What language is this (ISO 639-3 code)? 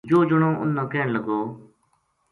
gju